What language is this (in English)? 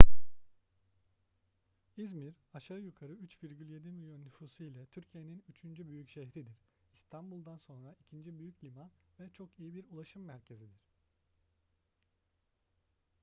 Turkish